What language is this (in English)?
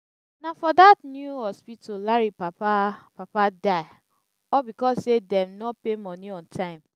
Nigerian Pidgin